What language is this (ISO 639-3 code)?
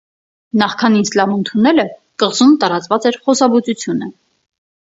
hye